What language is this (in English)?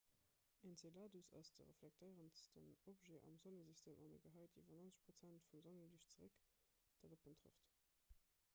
Luxembourgish